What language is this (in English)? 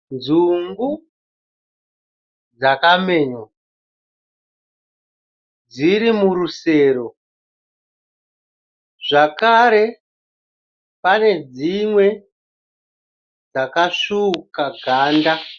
Shona